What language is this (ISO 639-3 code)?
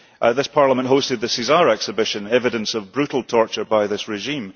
eng